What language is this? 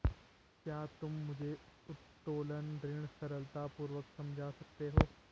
Hindi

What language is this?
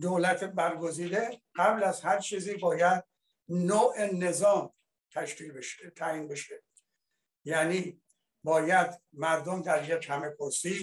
Persian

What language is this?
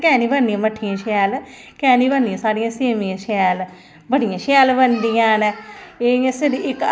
Dogri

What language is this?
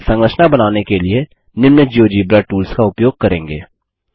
Hindi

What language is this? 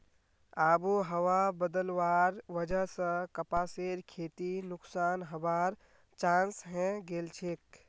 Magahi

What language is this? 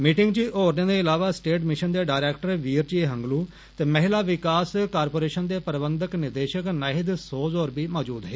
Dogri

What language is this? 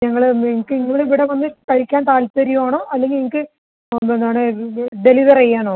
Malayalam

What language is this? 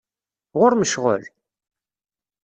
Kabyle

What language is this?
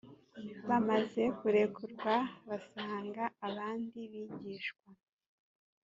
Kinyarwanda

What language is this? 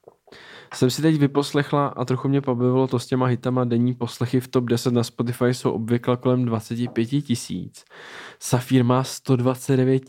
Czech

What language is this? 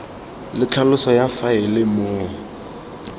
Tswana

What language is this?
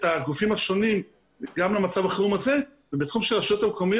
Hebrew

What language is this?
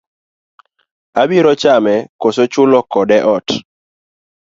Luo (Kenya and Tanzania)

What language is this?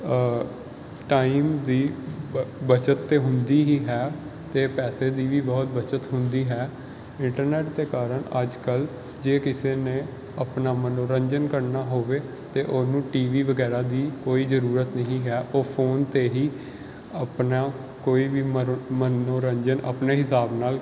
Punjabi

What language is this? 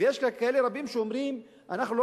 Hebrew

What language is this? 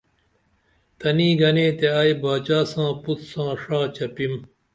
Dameli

